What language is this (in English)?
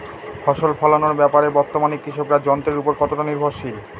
Bangla